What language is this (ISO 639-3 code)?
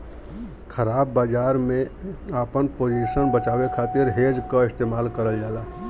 bho